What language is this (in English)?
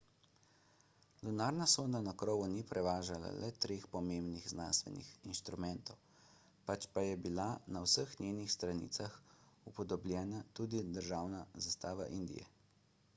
Slovenian